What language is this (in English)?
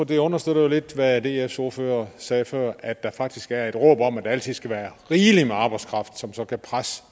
Danish